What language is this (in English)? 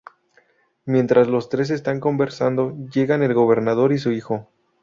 Spanish